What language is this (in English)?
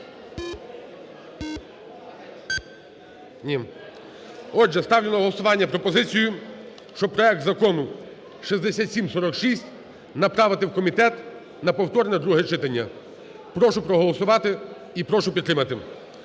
Ukrainian